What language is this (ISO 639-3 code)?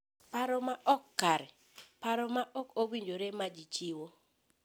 luo